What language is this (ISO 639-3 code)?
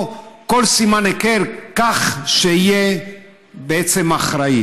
heb